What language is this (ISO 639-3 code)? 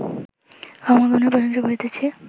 ben